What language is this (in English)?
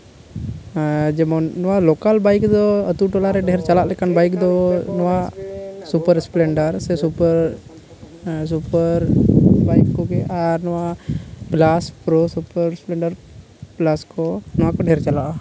Santali